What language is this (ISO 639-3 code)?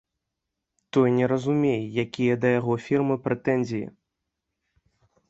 bel